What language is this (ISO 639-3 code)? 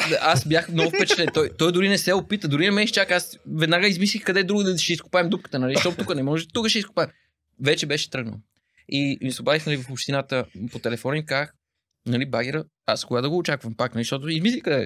bul